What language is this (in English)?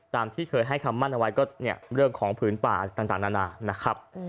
Thai